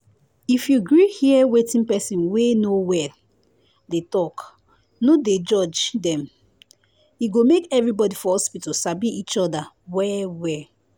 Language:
Nigerian Pidgin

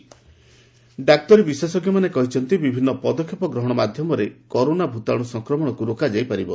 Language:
Odia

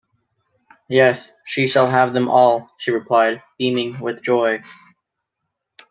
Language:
English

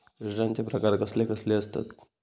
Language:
Marathi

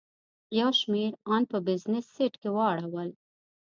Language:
Pashto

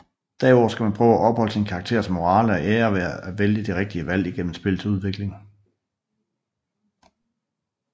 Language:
Danish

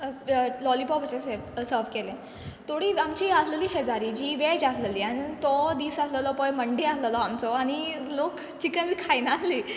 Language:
Konkani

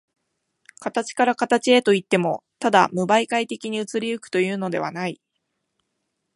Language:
Japanese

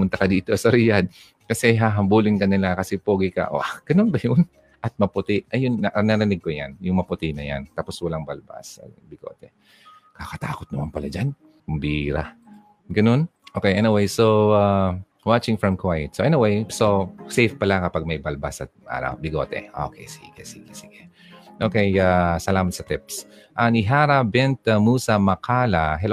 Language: Filipino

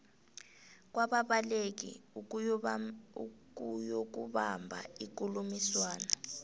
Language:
South Ndebele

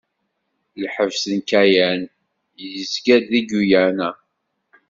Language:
Kabyle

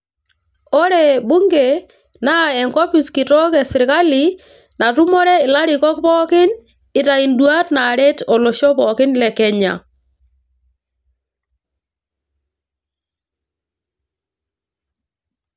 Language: Masai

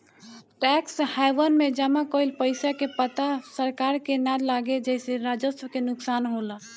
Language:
Bhojpuri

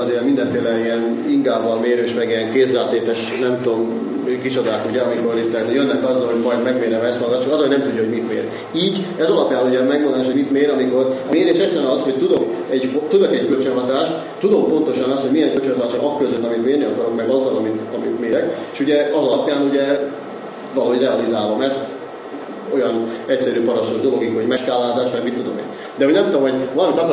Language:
Hungarian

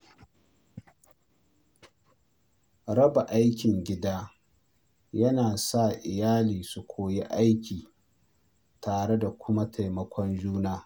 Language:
Hausa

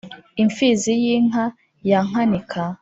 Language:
Kinyarwanda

